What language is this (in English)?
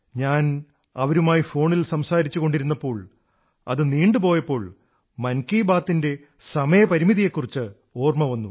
Malayalam